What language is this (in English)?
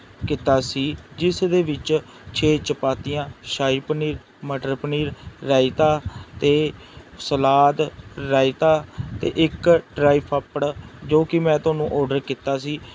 Punjabi